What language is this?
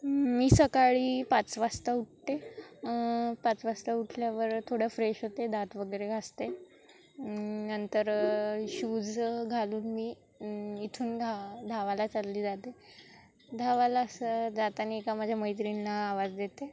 Marathi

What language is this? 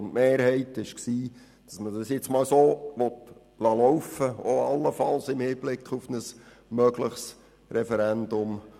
Swiss German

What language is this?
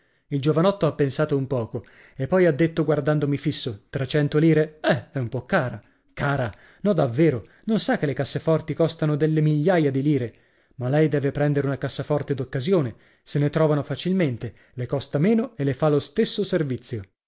Italian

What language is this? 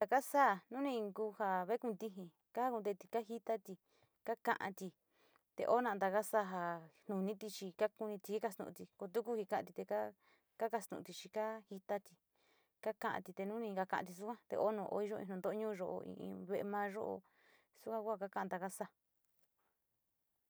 Sinicahua Mixtec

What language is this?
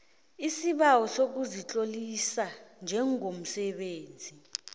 South Ndebele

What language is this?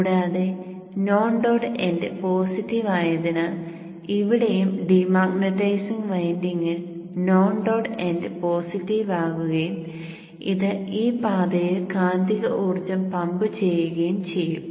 Malayalam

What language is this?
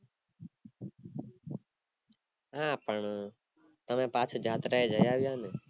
Gujarati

